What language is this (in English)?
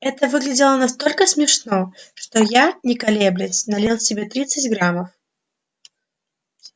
Russian